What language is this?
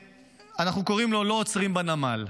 Hebrew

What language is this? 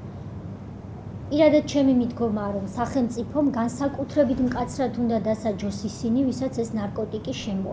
Russian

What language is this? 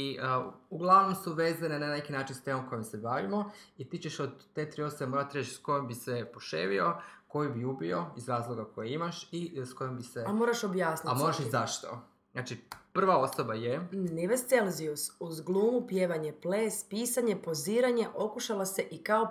Croatian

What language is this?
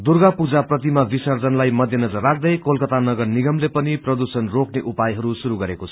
Nepali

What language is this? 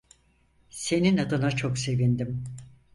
Turkish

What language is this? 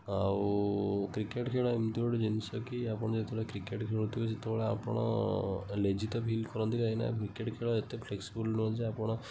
Odia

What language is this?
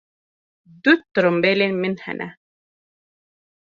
Kurdish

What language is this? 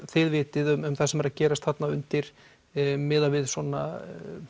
Icelandic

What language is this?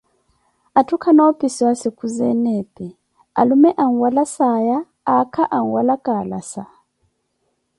Koti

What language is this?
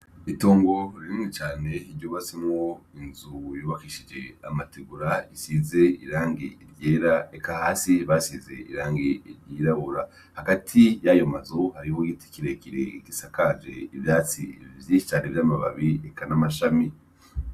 Rundi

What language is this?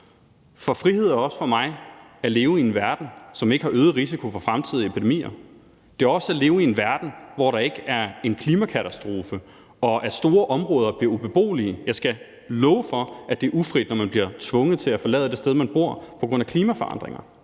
Danish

